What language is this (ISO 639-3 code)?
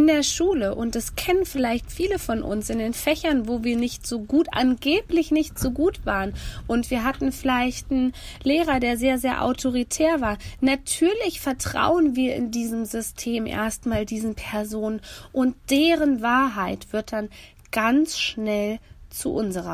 deu